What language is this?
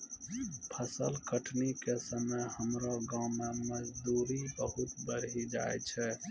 Maithili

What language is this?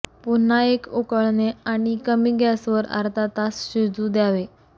Marathi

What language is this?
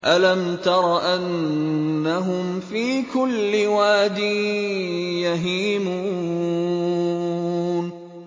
Arabic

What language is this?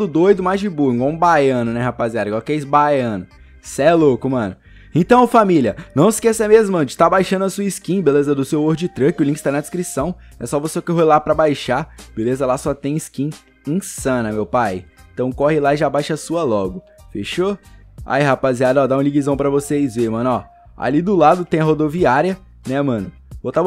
Portuguese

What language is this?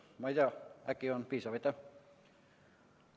Estonian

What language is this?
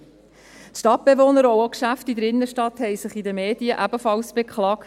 Swiss German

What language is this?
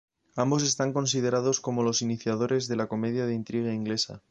Spanish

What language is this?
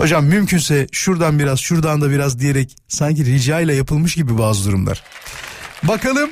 Turkish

